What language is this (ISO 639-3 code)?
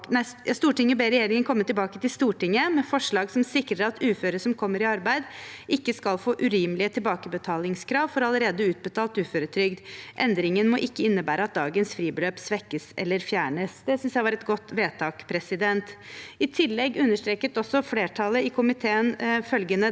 nor